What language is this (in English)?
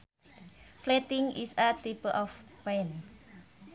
Sundanese